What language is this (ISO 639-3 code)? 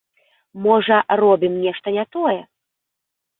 bel